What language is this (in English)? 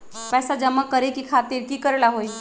Magahi